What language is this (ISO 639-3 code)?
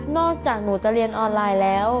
tha